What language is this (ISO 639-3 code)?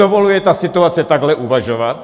ces